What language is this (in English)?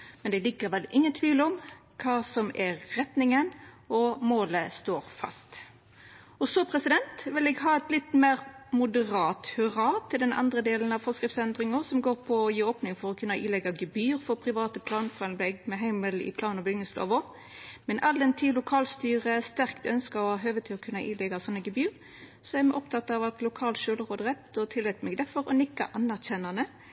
Norwegian Nynorsk